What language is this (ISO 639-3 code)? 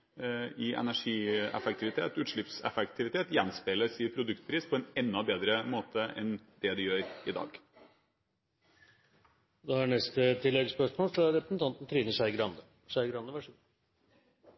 nor